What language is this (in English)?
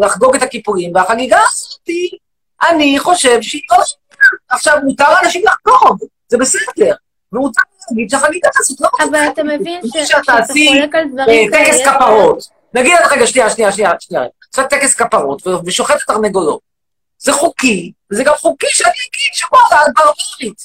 Hebrew